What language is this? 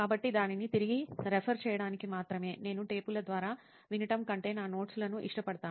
Telugu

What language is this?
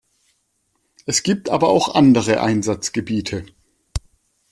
German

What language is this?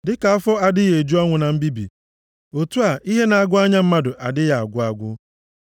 Igbo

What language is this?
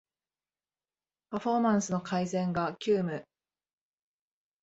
Japanese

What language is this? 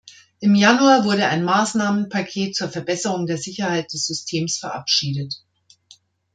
German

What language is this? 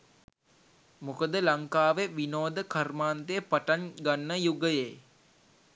Sinhala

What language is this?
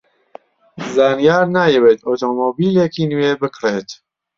Central Kurdish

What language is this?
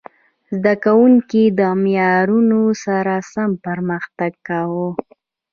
Pashto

